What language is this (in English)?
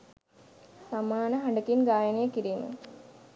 Sinhala